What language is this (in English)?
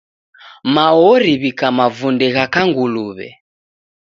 Taita